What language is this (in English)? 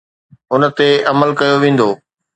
Sindhi